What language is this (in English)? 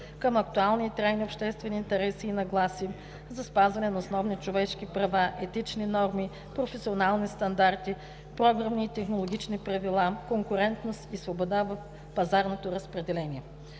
Bulgarian